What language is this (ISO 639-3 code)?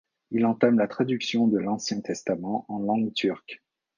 fra